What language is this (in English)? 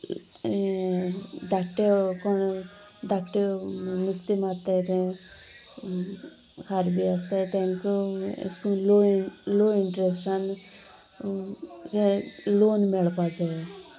Konkani